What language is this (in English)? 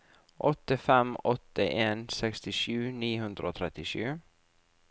Norwegian